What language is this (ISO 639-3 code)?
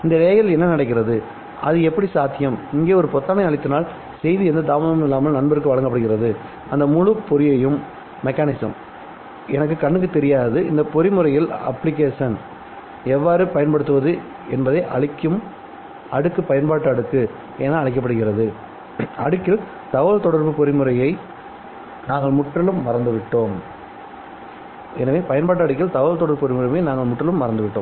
tam